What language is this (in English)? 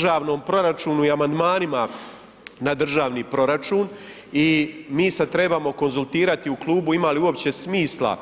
Croatian